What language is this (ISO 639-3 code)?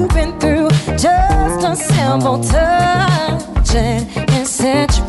hun